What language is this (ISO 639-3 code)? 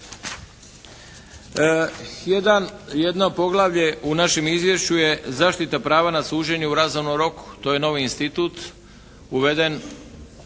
hrv